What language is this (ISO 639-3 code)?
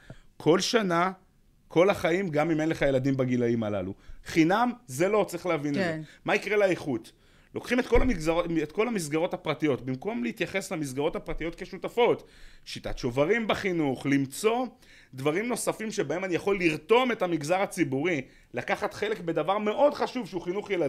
heb